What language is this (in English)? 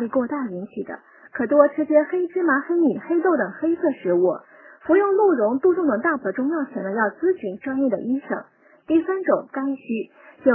Chinese